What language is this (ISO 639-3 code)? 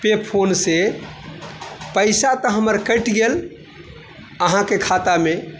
mai